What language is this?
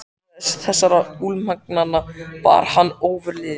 Icelandic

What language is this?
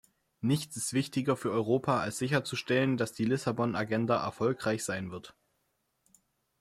German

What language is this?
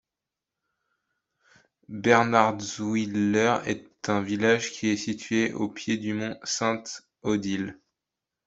French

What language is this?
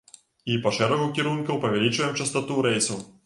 Belarusian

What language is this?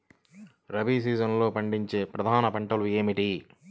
Telugu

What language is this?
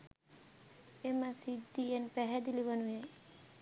Sinhala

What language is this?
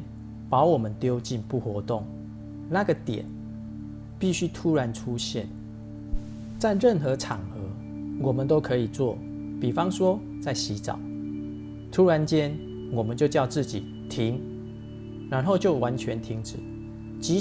Chinese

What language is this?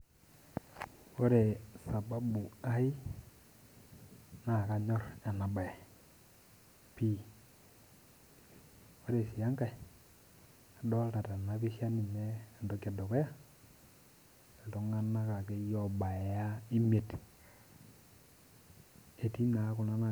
Masai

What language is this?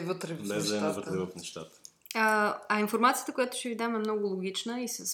Bulgarian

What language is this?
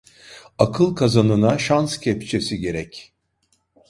Turkish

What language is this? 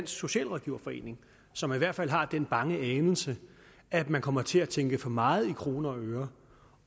Danish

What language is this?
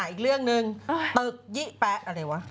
Thai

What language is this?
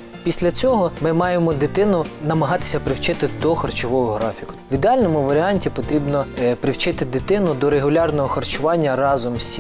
Ukrainian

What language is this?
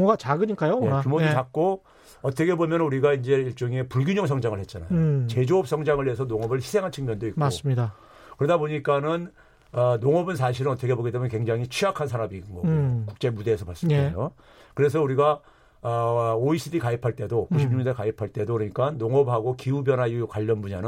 Korean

